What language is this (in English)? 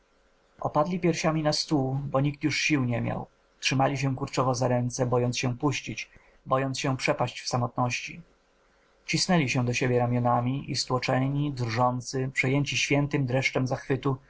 Polish